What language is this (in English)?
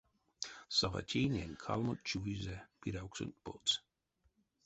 Erzya